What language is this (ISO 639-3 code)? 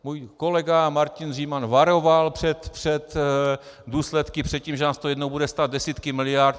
ces